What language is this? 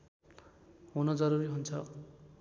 Nepali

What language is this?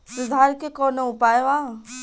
Bhojpuri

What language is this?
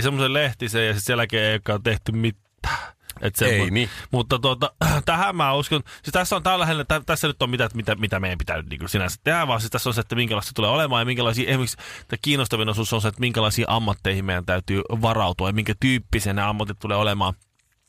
Finnish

